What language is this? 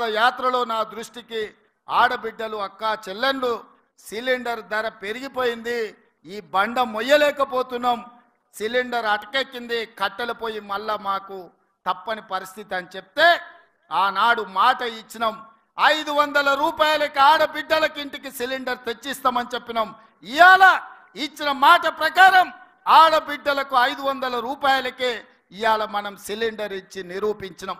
Telugu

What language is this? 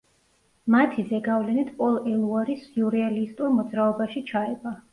Georgian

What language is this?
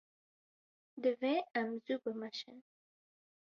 Kurdish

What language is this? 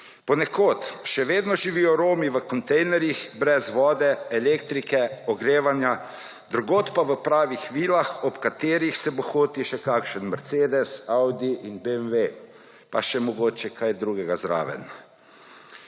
Slovenian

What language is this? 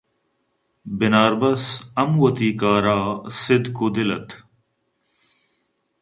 Eastern Balochi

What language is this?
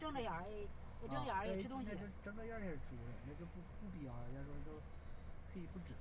Chinese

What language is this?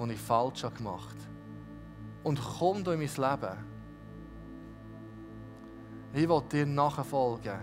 German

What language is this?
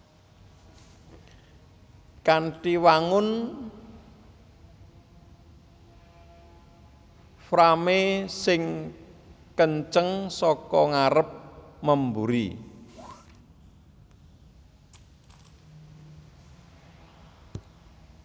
Javanese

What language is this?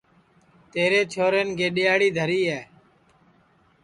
Sansi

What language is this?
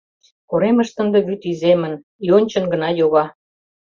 Mari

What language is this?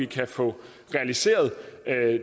Danish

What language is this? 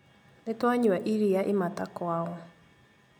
Kikuyu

